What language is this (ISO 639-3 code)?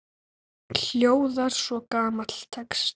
isl